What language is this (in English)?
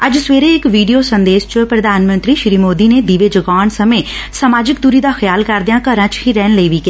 Punjabi